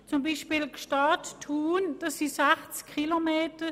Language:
Swiss German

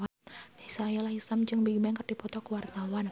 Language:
Sundanese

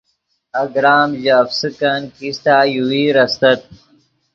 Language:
Yidgha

